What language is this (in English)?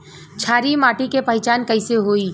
Bhojpuri